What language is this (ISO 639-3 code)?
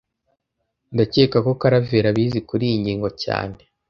kin